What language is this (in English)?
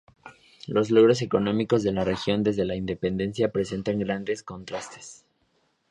Spanish